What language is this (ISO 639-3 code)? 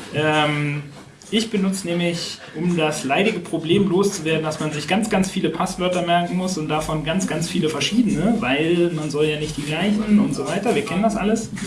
deu